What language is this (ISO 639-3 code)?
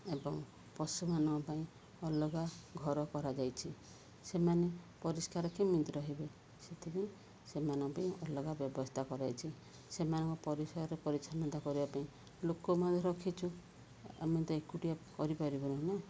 ori